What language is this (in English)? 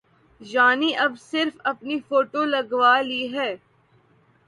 Urdu